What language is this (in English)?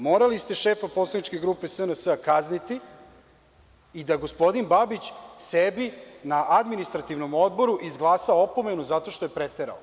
Serbian